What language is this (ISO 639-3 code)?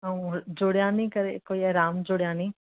snd